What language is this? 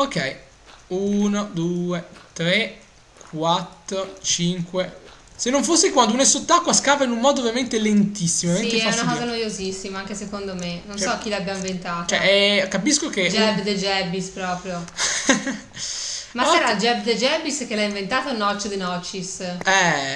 Italian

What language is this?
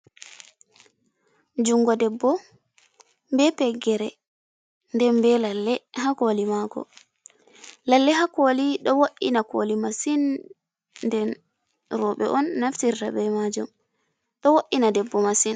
Fula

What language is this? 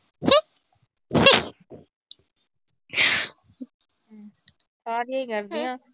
Punjabi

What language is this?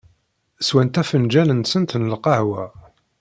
Kabyle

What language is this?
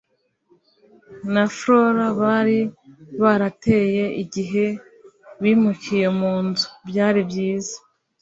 Kinyarwanda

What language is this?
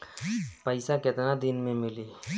Bhojpuri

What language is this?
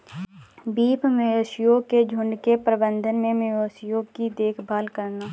Hindi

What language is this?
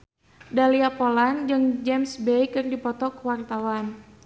Sundanese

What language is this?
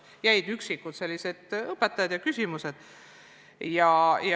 Estonian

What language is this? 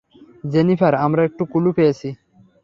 Bangla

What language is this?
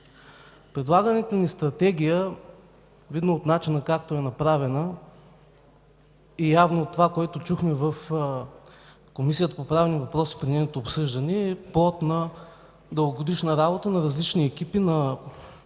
Bulgarian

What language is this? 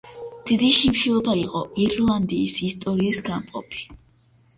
Georgian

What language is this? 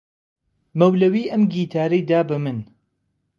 Central Kurdish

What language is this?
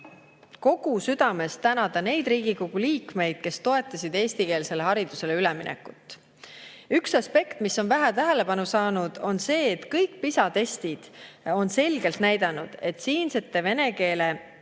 Estonian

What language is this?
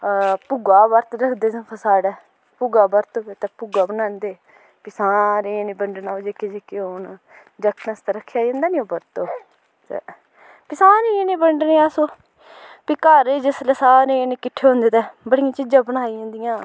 Dogri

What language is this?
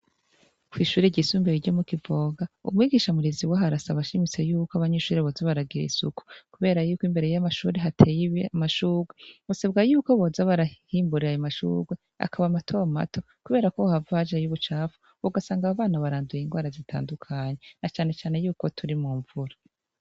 Rundi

